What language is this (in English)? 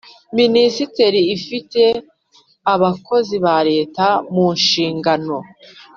Kinyarwanda